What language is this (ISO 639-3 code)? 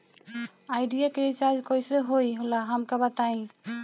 bho